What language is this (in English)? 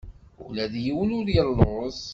Kabyle